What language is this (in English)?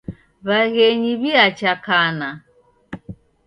Taita